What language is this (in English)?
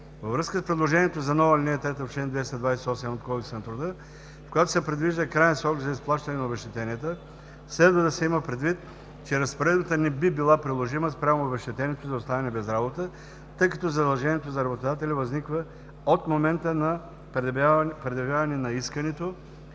Bulgarian